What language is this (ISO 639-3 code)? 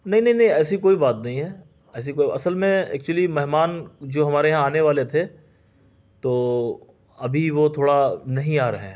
urd